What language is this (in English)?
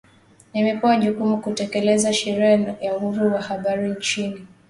Swahili